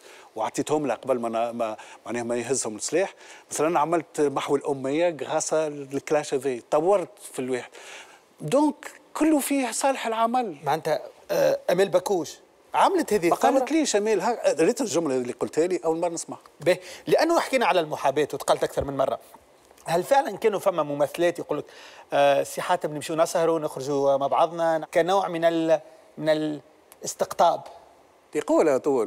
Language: Arabic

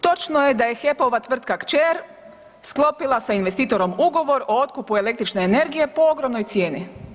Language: Croatian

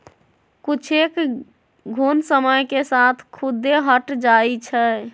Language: Magahi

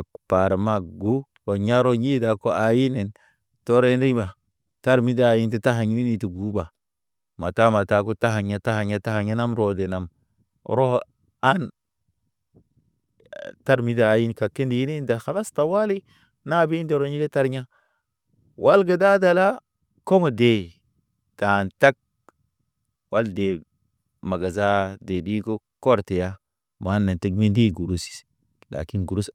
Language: Naba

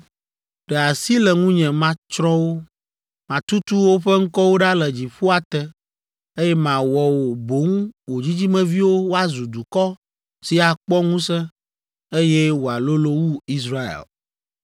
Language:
Ewe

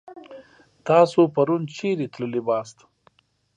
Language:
Pashto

